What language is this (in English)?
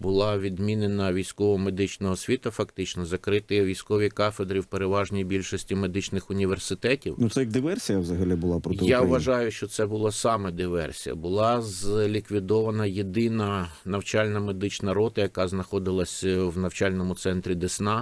Ukrainian